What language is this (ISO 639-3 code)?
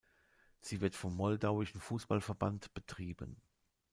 deu